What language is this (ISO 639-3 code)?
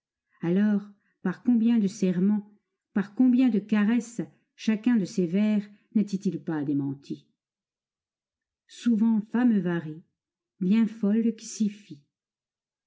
fra